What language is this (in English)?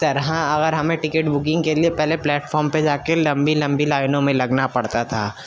Urdu